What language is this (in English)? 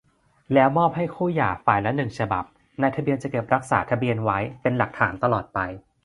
Thai